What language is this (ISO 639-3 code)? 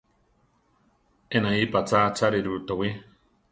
tar